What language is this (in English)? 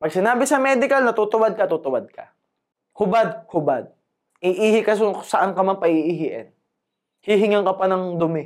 Filipino